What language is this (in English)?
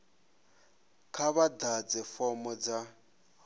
Venda